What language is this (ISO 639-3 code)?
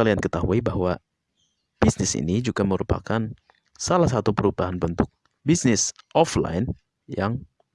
ind